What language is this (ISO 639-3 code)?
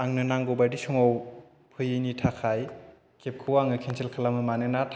brx